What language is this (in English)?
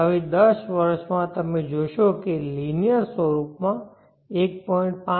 Gujarati